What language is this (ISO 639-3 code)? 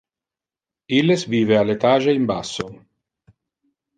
ina